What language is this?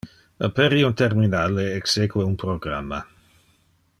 Interlingua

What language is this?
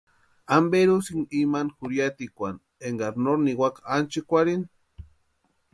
Western Highland Purepecha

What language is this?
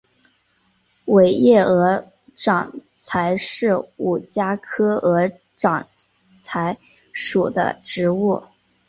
Chinese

